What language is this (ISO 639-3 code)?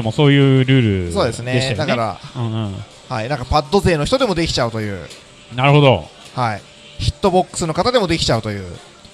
jpn